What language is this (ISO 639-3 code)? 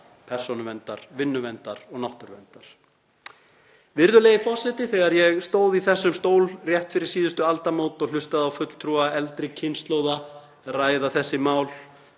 isl